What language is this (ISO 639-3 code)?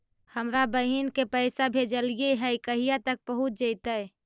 mag